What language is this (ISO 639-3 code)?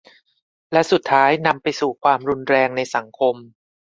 tha